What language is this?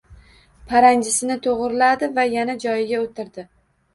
Uzbek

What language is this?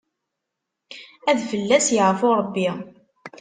Kabyle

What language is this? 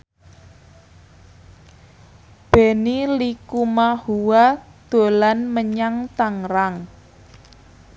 Javanese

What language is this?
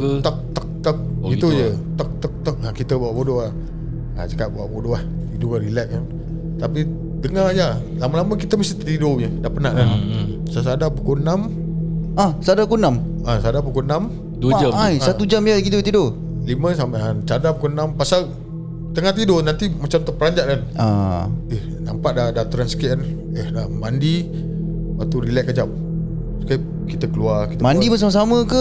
Malay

